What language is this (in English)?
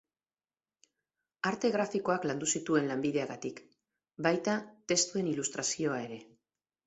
Basque